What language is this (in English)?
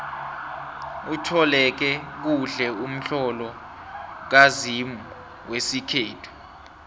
South Ndebele